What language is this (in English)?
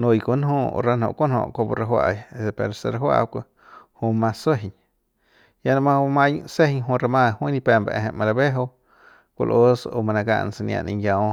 Central Pame